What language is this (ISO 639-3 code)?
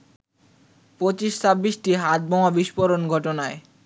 ben